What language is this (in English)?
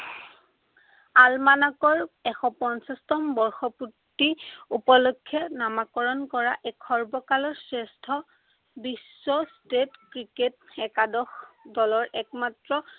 Assamese